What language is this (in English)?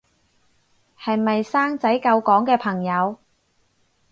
Cantonese